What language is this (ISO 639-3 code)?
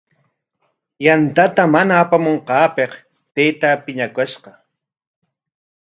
qwa